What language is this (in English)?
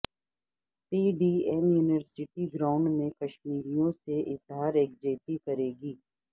Urdu